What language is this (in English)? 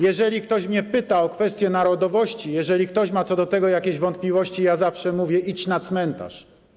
Polish